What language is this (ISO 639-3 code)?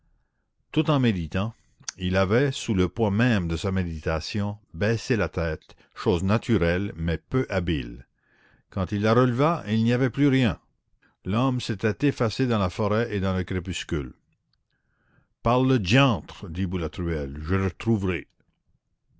fra